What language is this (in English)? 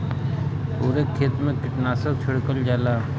Bhojpuri